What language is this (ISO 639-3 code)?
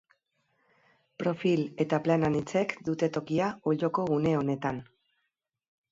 eus